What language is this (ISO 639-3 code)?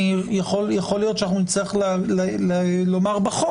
heb